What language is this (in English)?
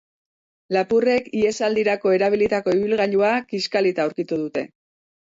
Basque